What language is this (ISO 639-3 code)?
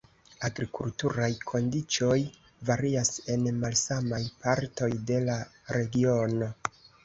epo